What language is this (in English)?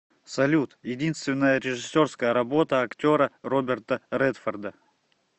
Russian